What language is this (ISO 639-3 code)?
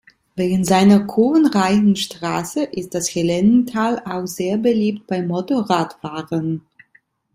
deu